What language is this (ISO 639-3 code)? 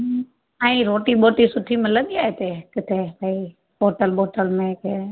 snd